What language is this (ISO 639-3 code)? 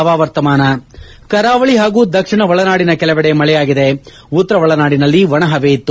kan